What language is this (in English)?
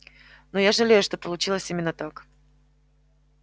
Russian